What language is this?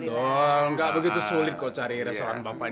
Indonesian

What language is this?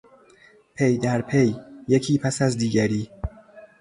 Persian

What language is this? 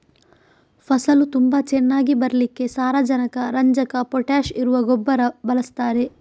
Kannada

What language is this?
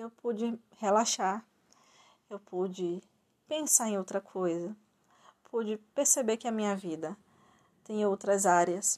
Portuguese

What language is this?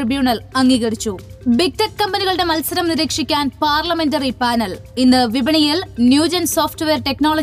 Malayalam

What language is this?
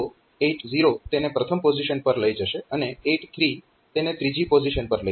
Gujarati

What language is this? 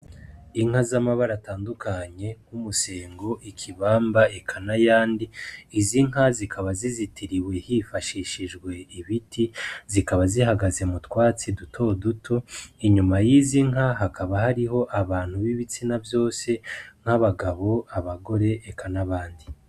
Rundi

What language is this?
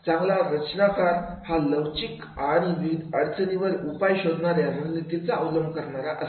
Marathi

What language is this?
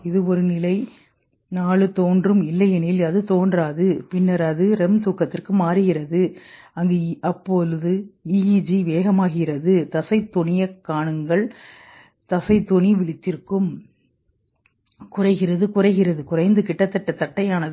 Tamil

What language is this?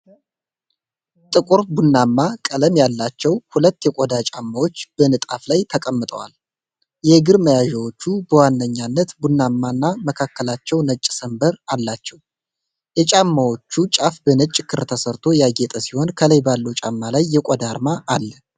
Amharic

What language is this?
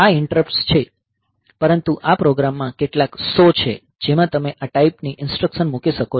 Gujarati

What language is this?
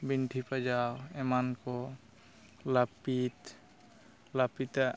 Santali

